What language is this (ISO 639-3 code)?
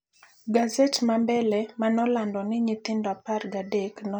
luo